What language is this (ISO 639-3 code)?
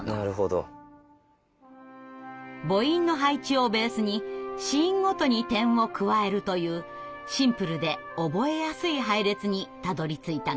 jpn